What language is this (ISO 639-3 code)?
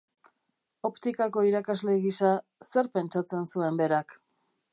eus